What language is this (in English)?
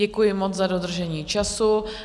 Czech